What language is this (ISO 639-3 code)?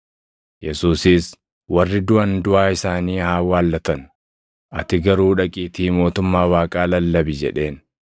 orm